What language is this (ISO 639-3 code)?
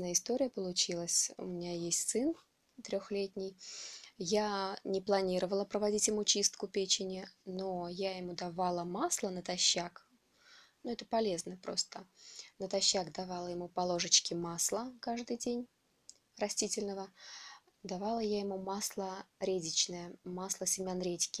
rus